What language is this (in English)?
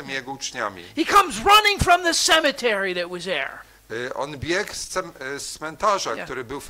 Polish